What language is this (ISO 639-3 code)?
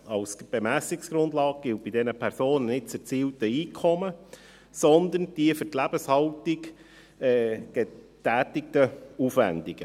gsw